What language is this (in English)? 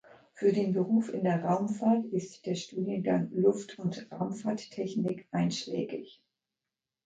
German